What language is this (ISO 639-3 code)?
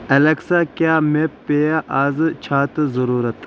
kas